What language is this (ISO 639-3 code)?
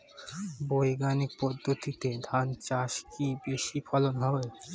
ben